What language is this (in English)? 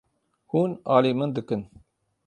Kurdish